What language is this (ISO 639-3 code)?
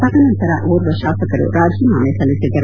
kan